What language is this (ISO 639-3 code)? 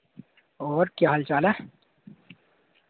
doi